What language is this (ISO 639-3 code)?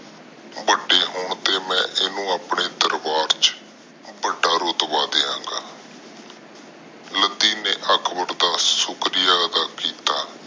pan